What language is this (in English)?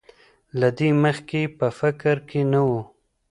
Pashto